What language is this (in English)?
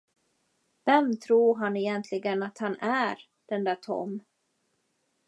Swedish